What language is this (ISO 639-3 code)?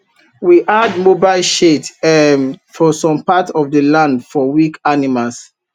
pcm